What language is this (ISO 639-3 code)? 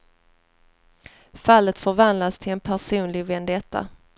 swe